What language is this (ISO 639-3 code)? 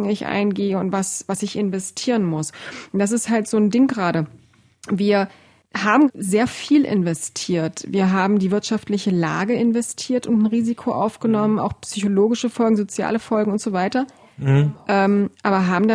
deu